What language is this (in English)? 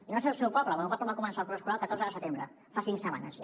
Catalan